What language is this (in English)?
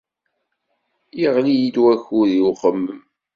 Kabyle